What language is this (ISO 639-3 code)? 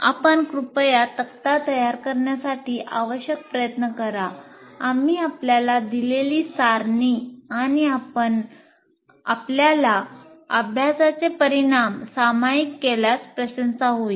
mar